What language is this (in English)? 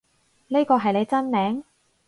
Cantonese